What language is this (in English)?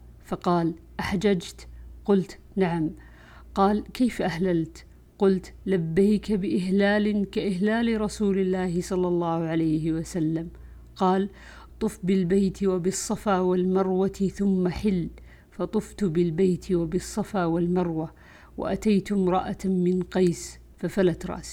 Arabic